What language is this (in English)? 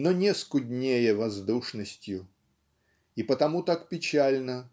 Russian